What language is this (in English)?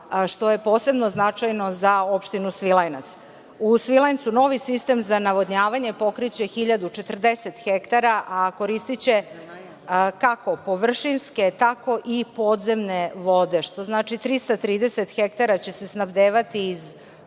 Serbian